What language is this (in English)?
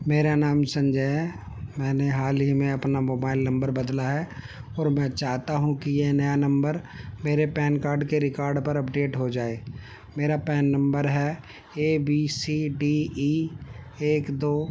Urdu